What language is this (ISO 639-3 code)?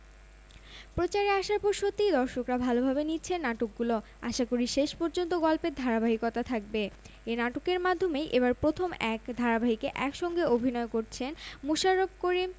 ben